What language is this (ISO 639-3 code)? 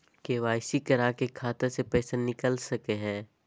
mag